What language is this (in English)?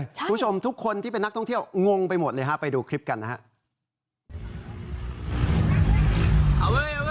Thai